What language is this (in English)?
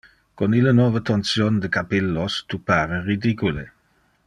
Interlingua